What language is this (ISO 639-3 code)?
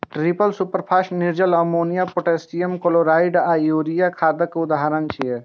mai